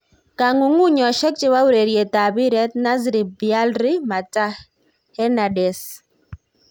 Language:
Kalenjin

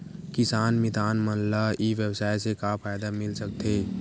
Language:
Chhattisgarhi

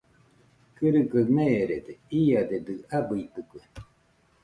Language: Nüpode Huitoto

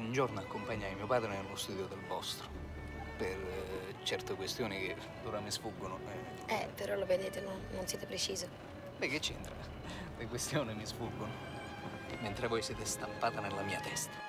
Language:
Italian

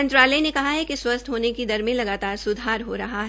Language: Hindi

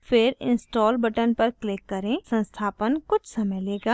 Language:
Hindi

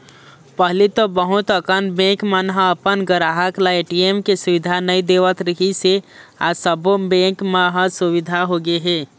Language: Chhattisgarhi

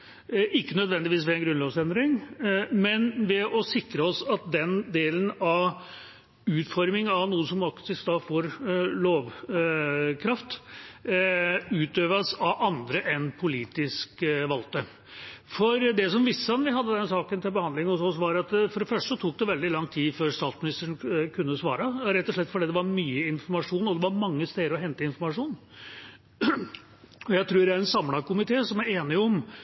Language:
Norwegian Bokmål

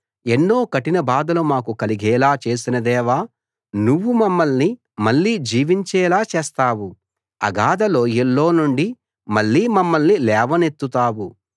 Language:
Telugu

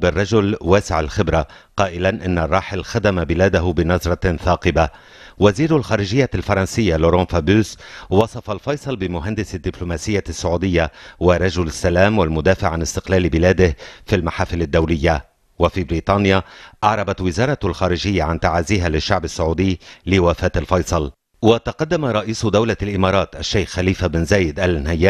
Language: Arabic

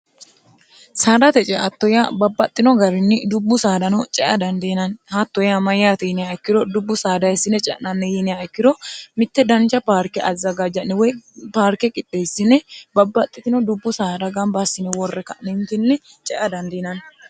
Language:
Sidamo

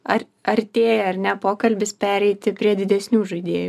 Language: Lithuanian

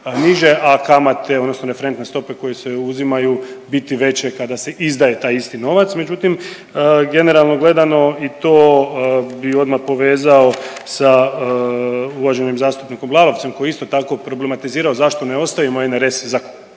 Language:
Croatian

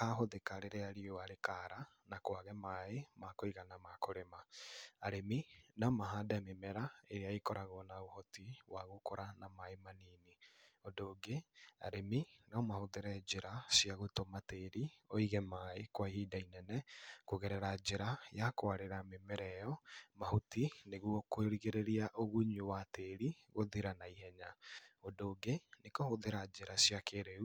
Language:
Kikuyu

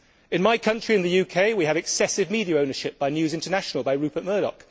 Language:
English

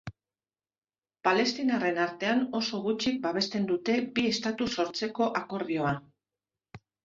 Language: Basque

